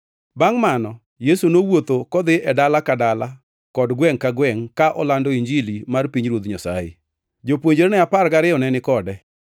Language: Luo (Kenya and Tanzania)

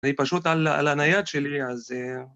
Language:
Hebrew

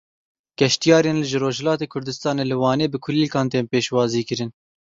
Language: Kurdish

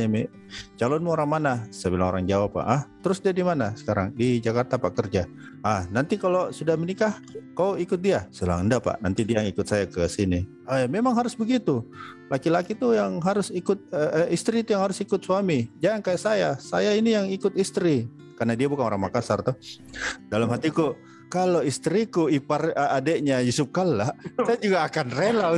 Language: Indonesian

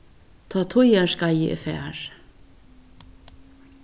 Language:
Faroese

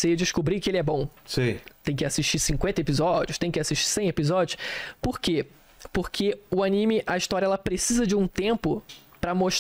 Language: Portuguese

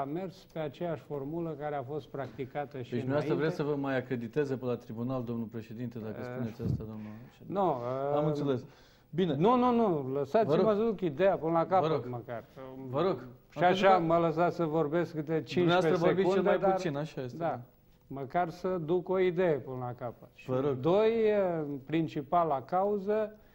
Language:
Romanian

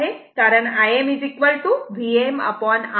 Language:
Marathi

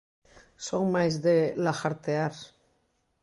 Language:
Galician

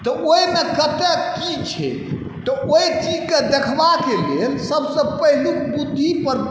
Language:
Maithili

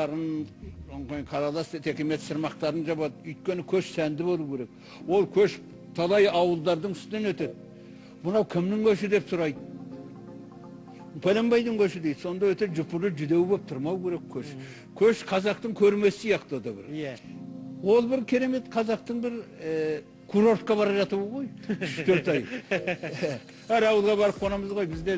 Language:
Turkish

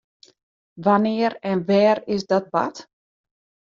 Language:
Western Frisian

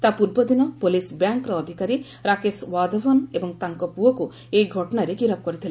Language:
Odia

